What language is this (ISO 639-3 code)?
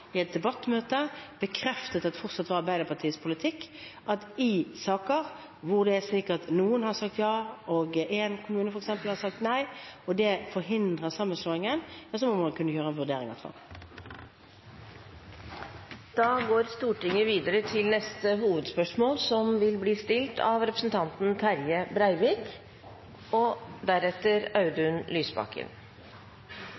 nor